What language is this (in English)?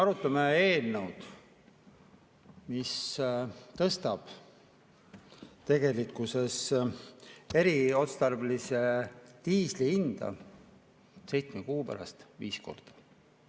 Estonian